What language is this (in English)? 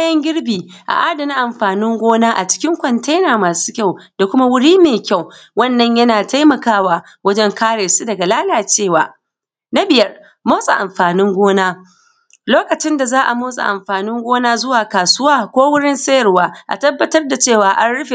Hausa